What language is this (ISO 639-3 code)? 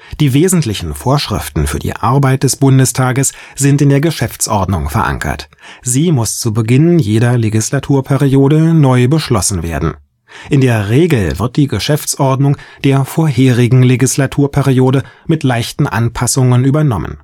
deu